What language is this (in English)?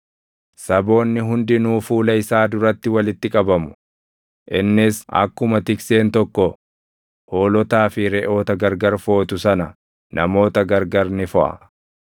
Oromo